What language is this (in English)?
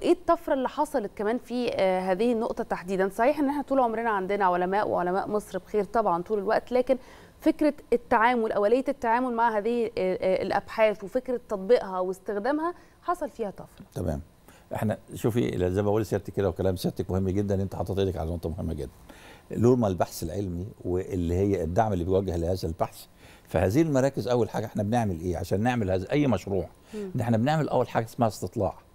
Arabic